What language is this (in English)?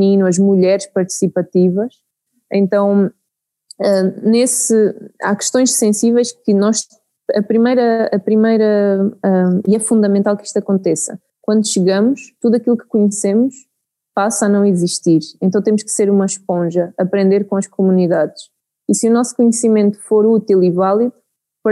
Portuguese